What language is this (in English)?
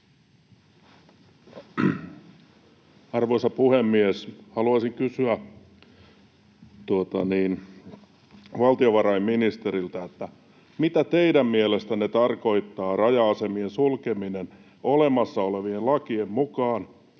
Finnish